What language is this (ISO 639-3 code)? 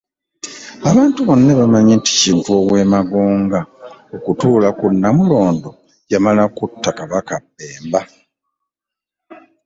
lug